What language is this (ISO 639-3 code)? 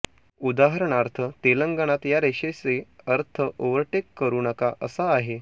mar